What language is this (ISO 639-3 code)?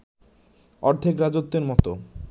ben